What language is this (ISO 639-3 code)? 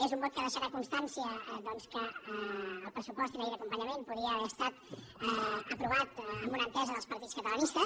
cat